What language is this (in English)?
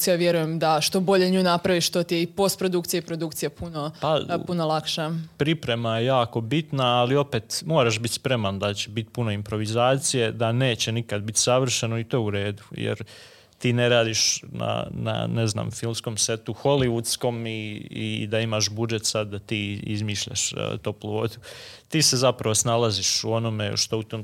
Croatian